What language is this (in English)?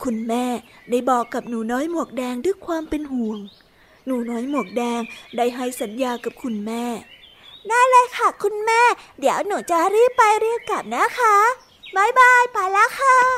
Thai